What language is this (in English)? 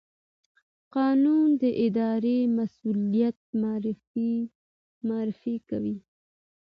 Pashto